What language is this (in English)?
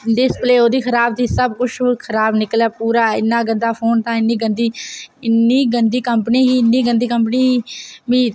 Dogri